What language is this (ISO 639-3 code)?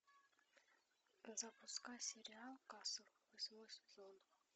rus